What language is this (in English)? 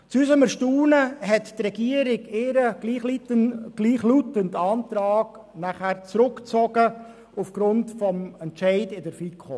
Swiss German